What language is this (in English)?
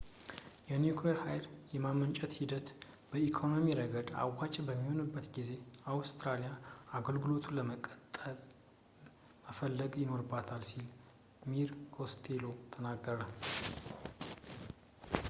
Amharic